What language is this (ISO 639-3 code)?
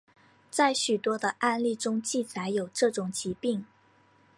zho